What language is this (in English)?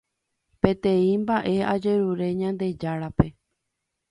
Guarani